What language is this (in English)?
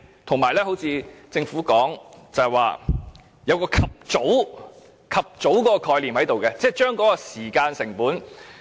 Cantonese